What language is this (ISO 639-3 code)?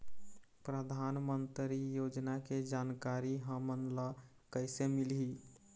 hne